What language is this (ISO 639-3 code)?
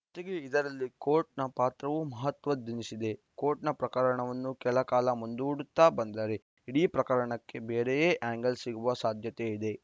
kan